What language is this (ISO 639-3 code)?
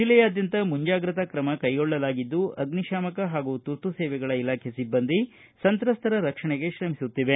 kan